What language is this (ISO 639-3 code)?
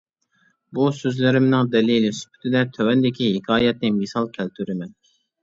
uig